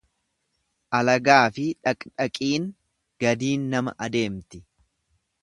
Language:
Oromo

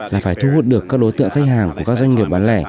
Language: Vietnamese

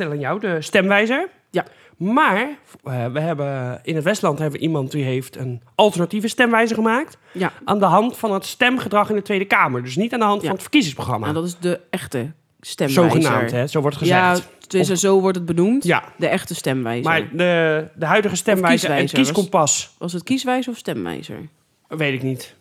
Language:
Dutch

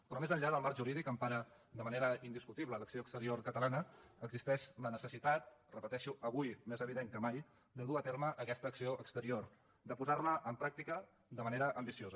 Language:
Catalan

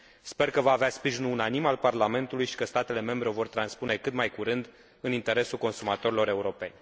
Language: Romanian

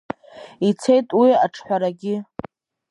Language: Abkhazian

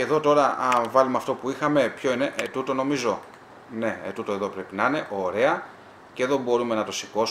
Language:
Greek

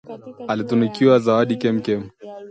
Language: Swahili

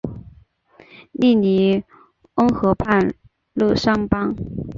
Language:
Chinese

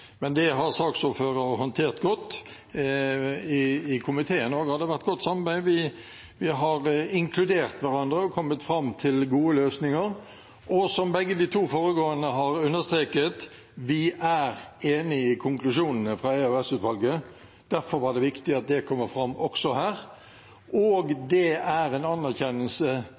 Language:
Norwegian Bokmål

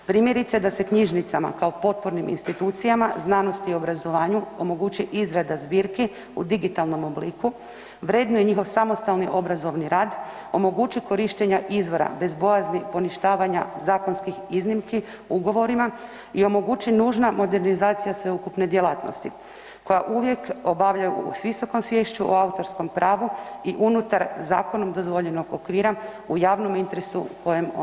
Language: Croatian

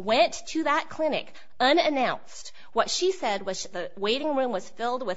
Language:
English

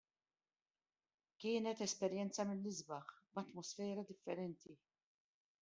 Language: Maltese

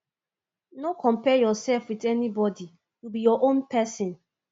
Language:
Nigerian Pidgin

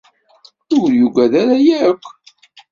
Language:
Kabyle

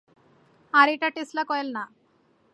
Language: Bangla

